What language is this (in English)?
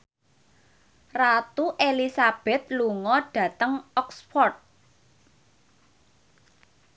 Javanese